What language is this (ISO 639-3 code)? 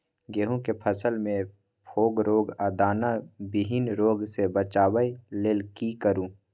mai